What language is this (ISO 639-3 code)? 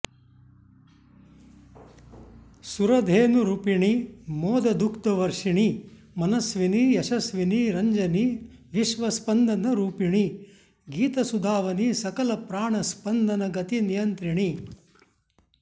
san